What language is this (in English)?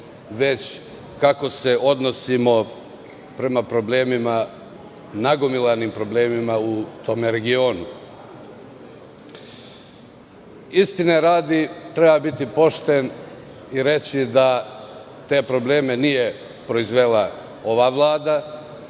Serbian